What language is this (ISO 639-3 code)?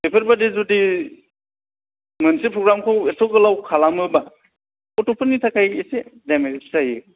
brx